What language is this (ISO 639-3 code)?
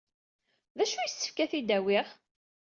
kab